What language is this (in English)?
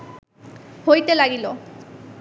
Bangla